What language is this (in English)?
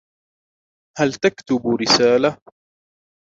Arabic